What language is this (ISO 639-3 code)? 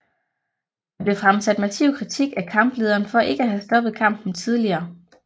dan